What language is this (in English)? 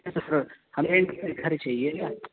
Urdu